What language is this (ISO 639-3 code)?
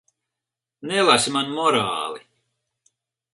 lav